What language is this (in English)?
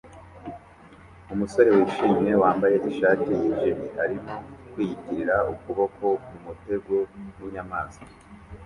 Kinyarwanda